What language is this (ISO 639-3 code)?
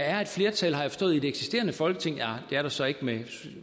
dan